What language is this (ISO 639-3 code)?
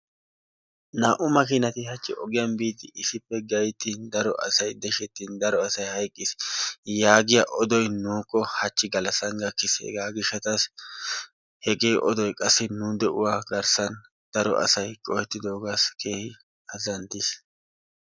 wal